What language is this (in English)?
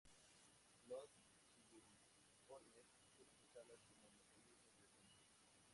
Spanish